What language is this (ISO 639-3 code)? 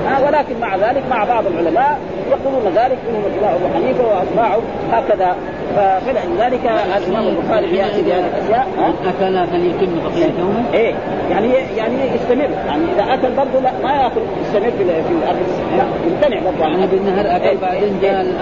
ara